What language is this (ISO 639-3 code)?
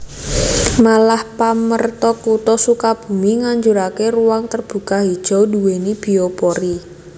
jav